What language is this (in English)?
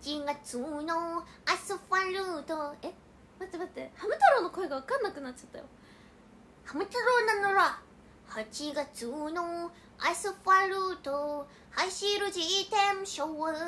Japanese